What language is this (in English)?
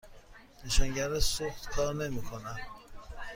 Persian